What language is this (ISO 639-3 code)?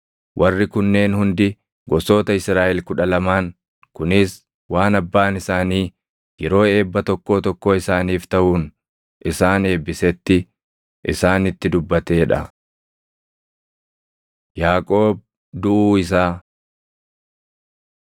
orm